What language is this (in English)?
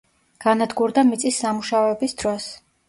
Georgian